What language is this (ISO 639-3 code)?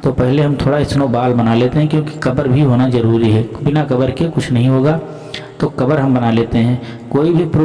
hin